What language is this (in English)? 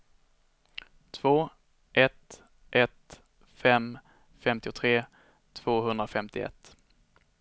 Swedish